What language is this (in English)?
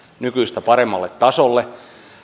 Finnish